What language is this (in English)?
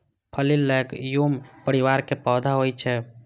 Maithili